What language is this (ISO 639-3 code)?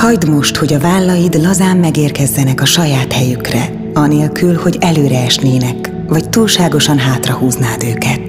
hun